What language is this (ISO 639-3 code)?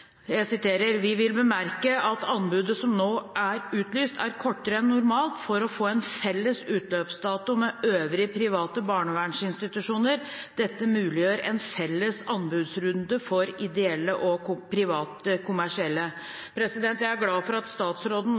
nob